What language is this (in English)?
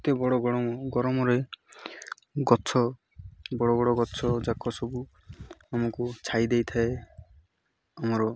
Odia